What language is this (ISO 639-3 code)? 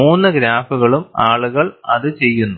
mal